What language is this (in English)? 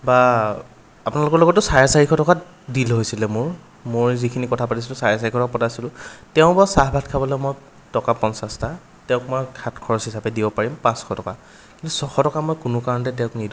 Assamese